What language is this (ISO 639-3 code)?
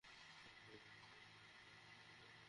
ben